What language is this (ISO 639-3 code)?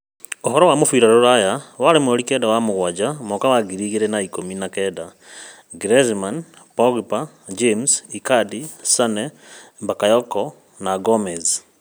kik